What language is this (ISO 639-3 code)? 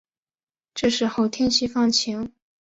zho